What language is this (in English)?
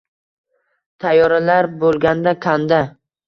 Uzbek